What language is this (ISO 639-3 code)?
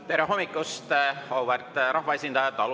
est